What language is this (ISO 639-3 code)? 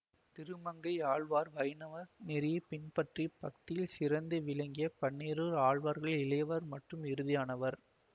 tam